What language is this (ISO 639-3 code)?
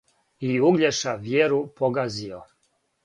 srp